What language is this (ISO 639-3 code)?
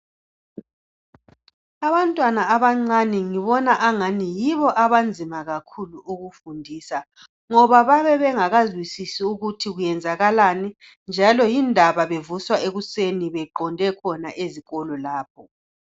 nde